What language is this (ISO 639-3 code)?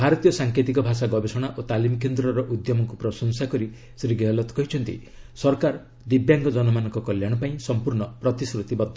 ori